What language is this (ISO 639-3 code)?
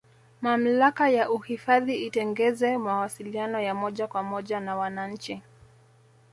swa